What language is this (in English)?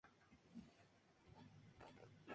Spanish